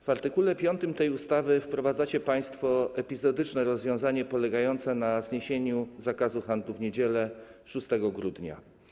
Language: Polish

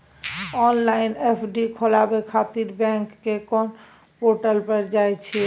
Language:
Maithili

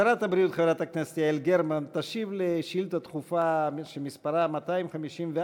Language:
Hebrew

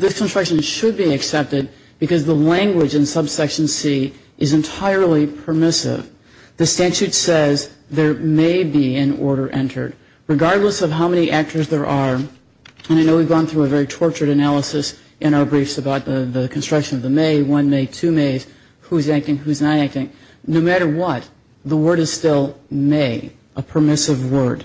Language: English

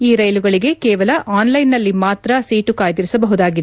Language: Kannada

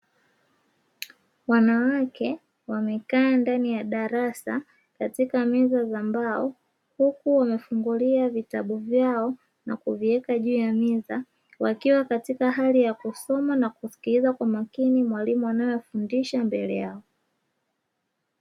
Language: Swahili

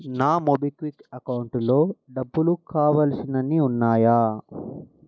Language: Telugu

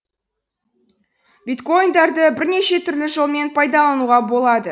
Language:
Kazakh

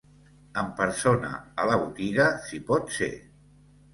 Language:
Catalan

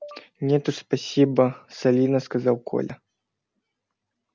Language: Russian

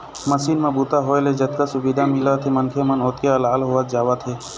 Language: Chhattisgarhi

